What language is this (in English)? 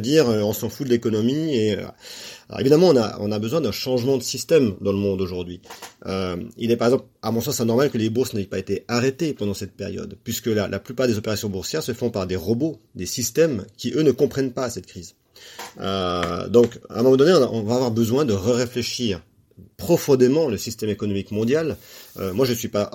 French